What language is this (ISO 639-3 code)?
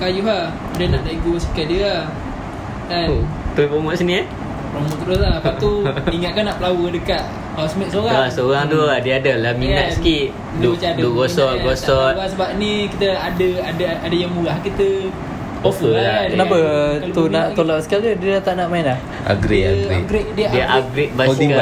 msa